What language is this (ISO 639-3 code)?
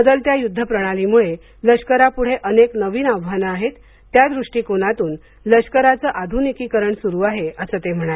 mar